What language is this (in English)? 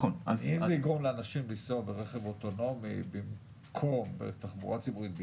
Hebrew